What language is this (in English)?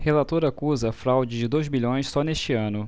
Portuguese